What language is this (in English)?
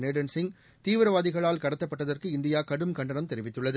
Tamil